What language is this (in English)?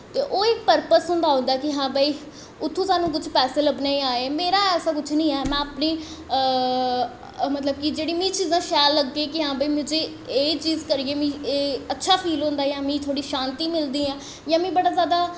Dogri